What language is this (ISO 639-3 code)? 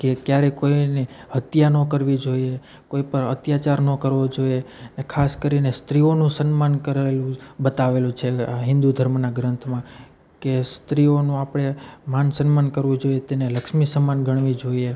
guj